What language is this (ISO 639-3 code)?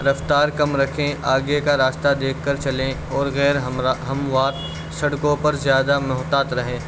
urd